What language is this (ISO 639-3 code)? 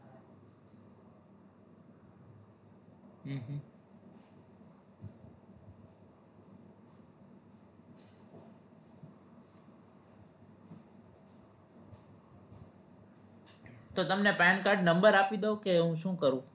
guj